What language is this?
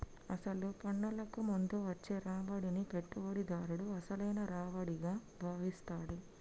Telugu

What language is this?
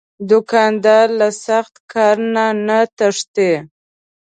Pashto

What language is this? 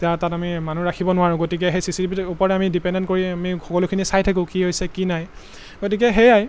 Assamese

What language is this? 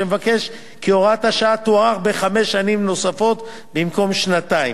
Hebrew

